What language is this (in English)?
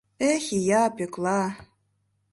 Mari